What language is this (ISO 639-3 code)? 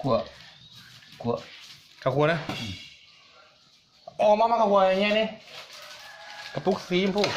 tha